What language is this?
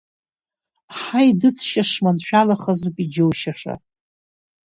Abkhazian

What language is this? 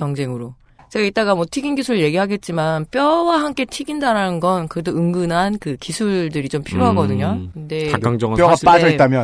Korean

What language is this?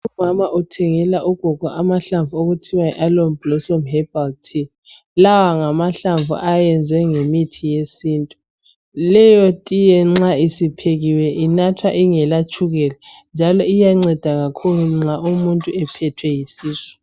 North Ndebele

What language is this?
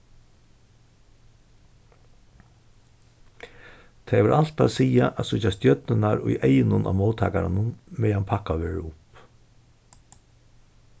Faroese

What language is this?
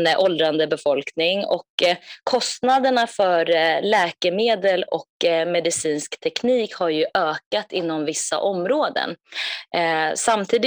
Swedish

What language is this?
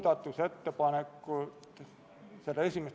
Estonian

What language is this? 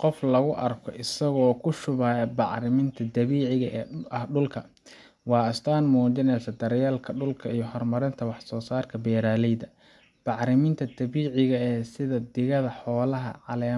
Somali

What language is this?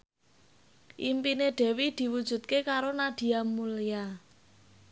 Javanese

